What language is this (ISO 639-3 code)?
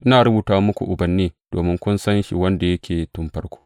hau